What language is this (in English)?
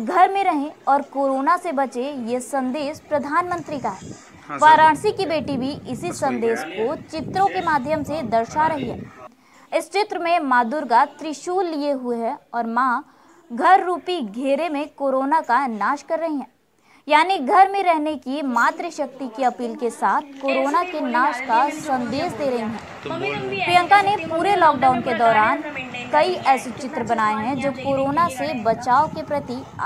Hindi